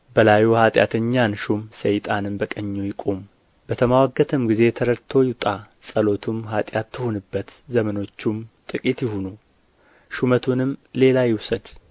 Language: Amharic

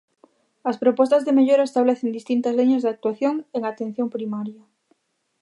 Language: Galician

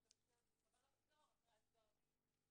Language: Hebrew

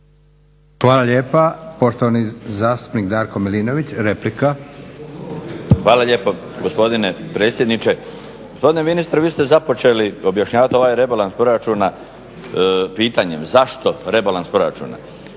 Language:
Croatian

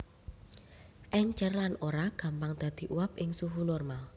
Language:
Javanese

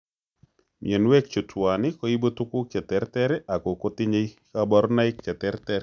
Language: Kalenjin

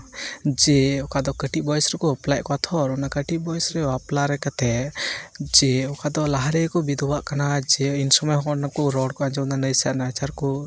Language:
Santali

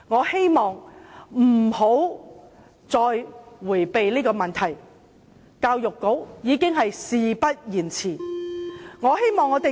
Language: Cantonese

